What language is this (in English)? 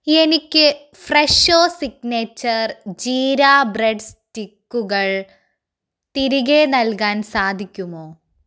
Malayalam